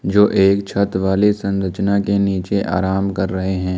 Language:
Hindi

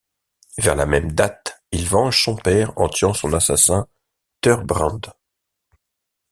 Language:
French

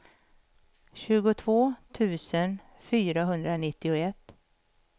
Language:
Swedish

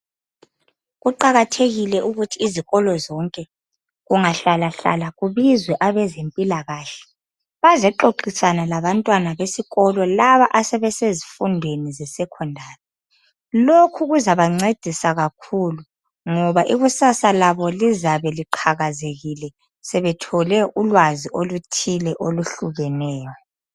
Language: North Ndebele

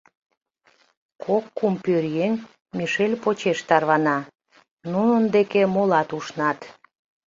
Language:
Mari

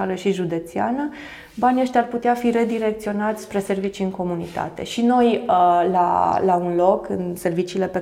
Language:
Romanian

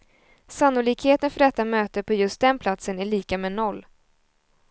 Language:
Swedish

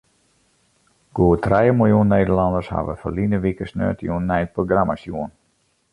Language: Western Frisian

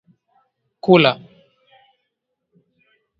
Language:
Swahili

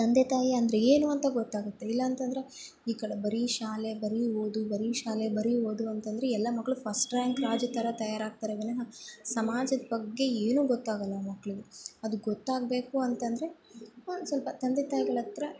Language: Kannada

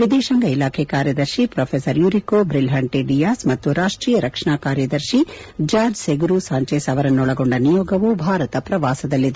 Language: Kannada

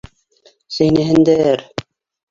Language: Bashkir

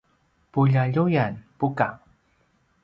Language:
Paiwan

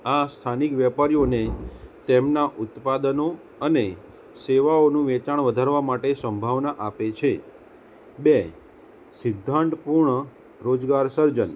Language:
Gujarati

